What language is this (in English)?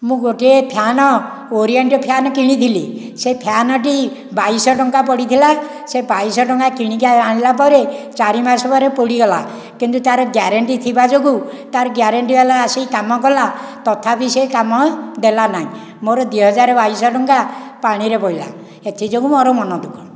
Odia